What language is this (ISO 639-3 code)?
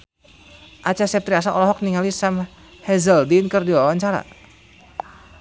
sun